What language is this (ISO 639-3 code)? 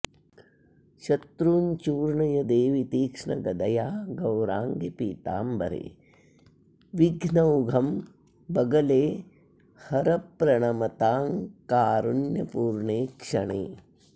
san